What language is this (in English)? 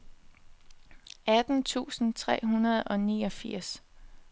Danish